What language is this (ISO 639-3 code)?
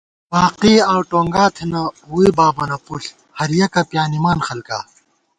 gwt